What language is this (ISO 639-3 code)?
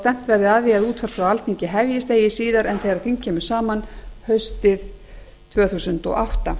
isl